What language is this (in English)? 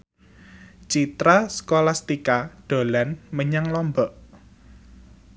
Javanese